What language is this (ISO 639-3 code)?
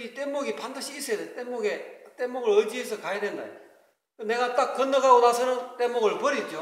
kor